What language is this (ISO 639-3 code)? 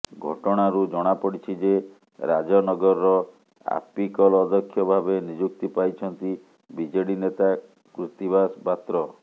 ori